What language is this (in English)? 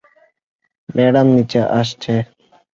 Bangla